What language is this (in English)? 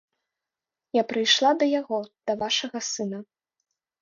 Belarusian